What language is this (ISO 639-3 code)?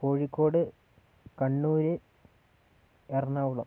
mal